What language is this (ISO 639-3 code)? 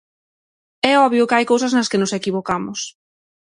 glg